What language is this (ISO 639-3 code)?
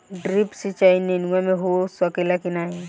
bho